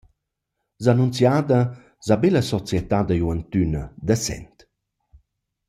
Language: Romansh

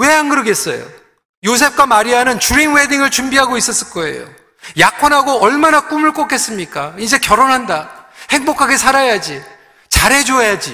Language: Korean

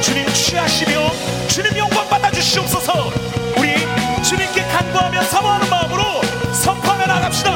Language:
Korean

